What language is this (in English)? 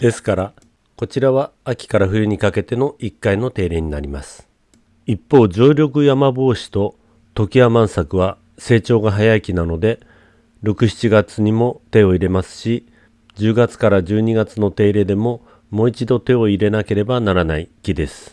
Japanese